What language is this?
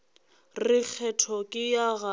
Northern Sotho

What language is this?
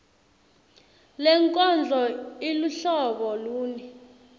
Swati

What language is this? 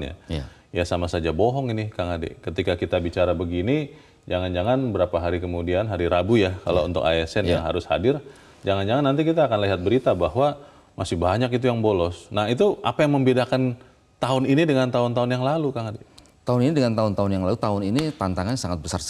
Indonesian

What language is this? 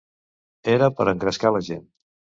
Catalan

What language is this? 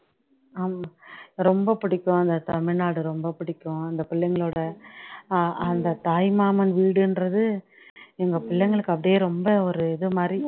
Tamil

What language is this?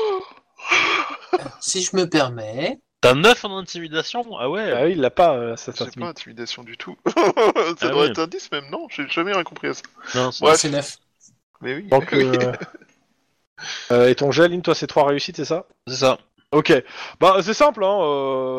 French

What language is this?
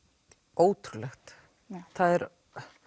Icelandic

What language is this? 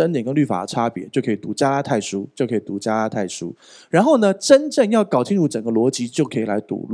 Chinese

